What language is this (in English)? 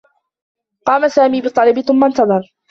Arabic